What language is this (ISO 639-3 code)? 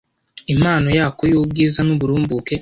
kin